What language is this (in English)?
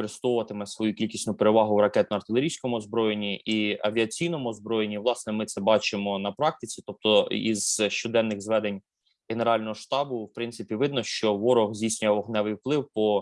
Ukrainian